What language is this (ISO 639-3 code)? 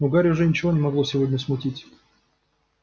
rus